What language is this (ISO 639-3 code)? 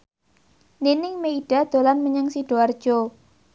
jav